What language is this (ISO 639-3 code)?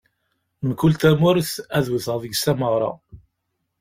kab